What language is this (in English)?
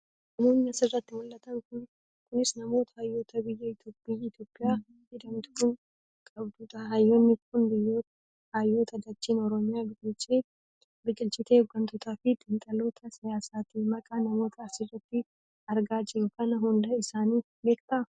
Oromo